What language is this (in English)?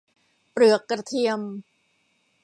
Thai